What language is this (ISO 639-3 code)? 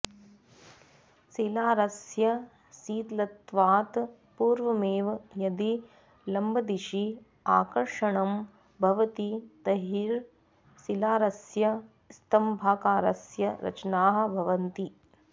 san